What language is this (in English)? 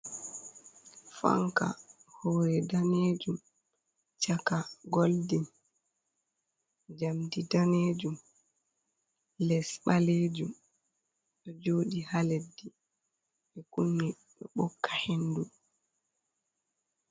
Fula